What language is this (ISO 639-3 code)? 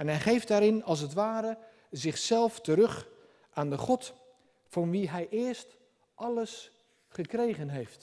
nld